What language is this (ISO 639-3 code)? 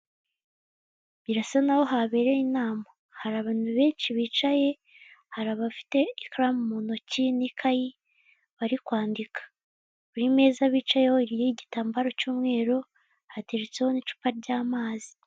kin